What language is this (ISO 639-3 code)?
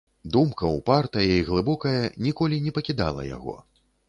bel